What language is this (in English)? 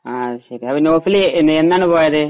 Malayalam